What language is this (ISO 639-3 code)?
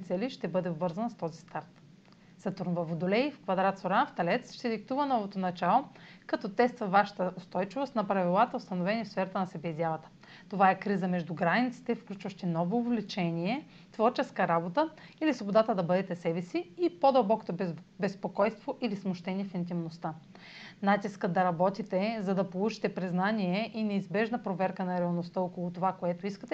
bul